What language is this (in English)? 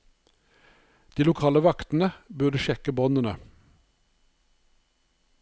Norwegian